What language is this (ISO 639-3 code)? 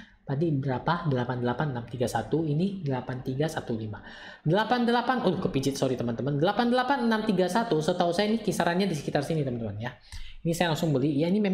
ind